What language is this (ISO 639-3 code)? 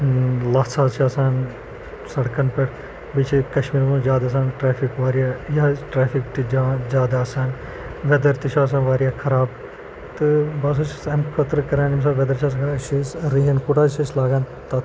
kas